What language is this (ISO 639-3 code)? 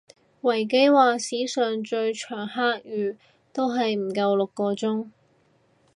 yue